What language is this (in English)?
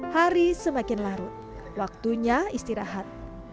Indonesian